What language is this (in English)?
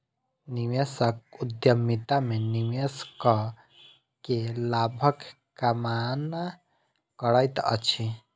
Maithili